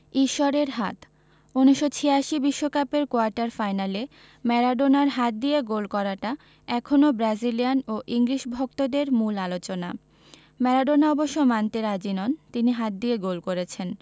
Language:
Bangla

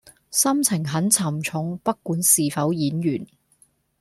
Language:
Cantonese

